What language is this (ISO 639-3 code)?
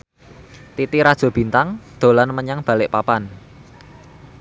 jav